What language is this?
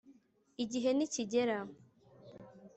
Kinyarwanda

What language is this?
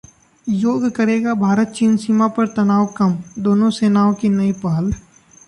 Hindi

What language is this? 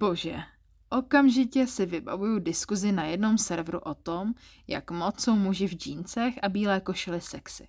Czech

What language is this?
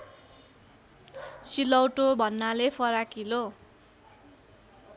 Nepali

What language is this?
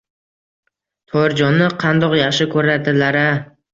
Uzbek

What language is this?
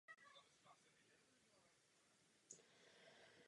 Czech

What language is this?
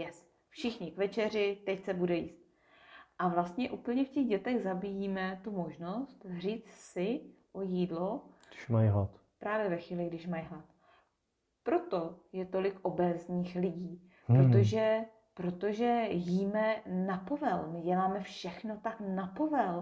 Czech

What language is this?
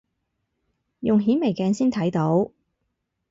Cantonese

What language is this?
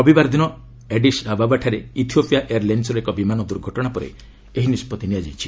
Odia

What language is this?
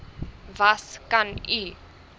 Afrikaans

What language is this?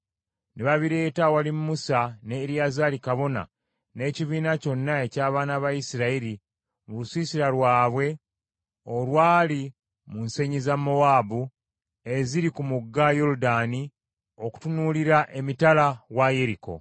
Ganda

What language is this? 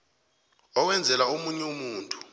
South Ndebele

